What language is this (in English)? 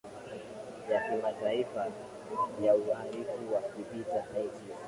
Swahili